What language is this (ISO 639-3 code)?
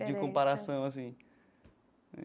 por